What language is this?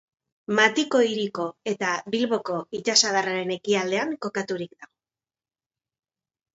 Basque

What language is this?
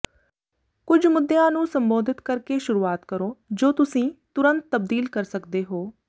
Punjabi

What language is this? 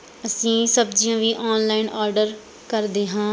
Punjabi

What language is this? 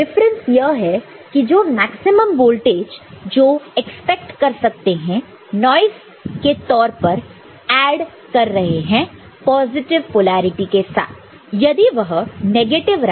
Hindi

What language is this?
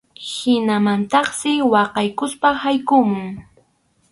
Arequipa-La Unión Quechua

